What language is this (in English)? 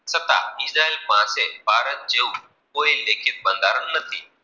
Gujarati